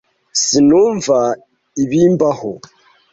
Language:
Kinyarwanda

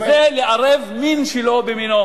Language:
Hebrew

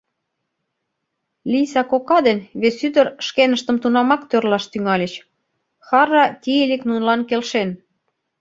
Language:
Mari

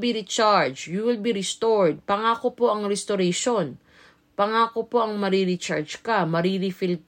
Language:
Filipino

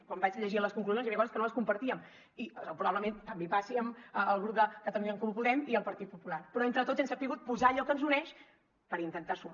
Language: Catalan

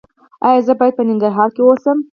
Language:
Pashto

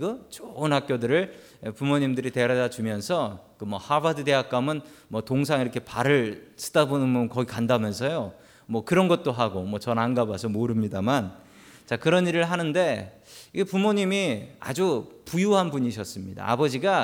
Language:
Korean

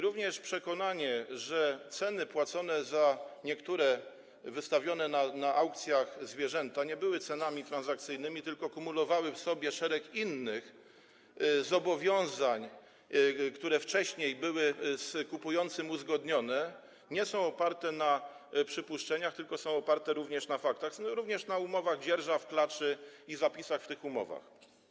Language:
Polish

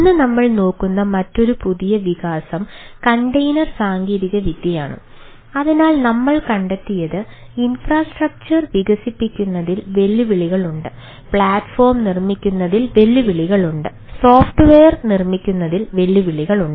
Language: Malayalam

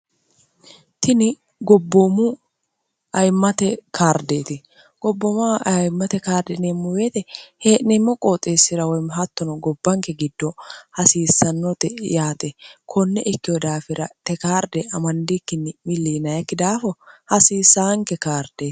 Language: Sidamo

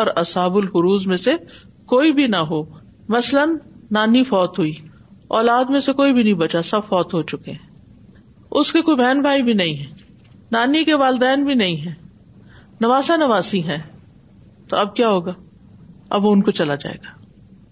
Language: Urdu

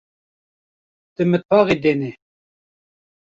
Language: Kurdish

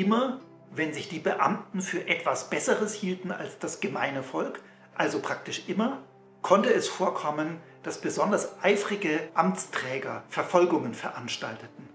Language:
German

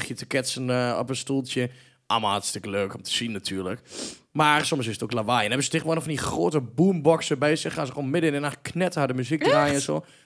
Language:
Dutch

